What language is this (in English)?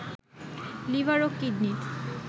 Bangla